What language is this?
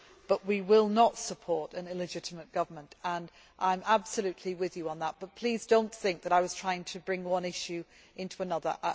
English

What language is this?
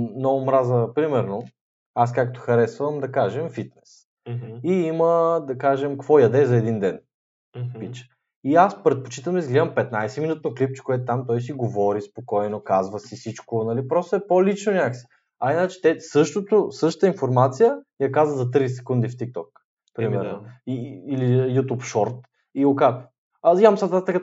Bulgarian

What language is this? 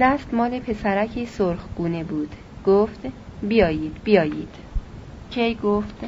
Persian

